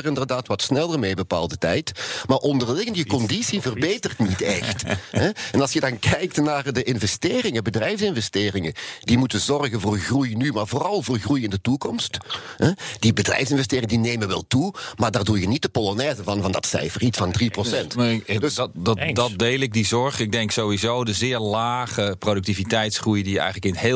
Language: Dutch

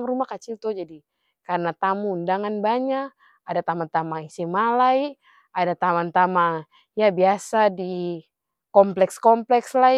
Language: Ambonese Malay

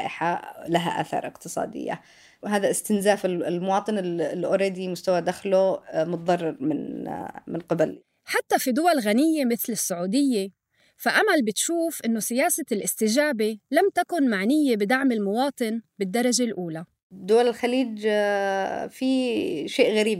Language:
Arabic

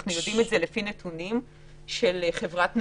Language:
Hebrew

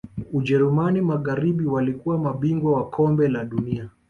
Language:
Swahili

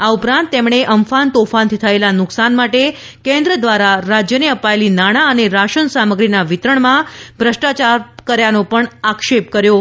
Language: Gujarati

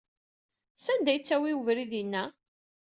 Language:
Kabyle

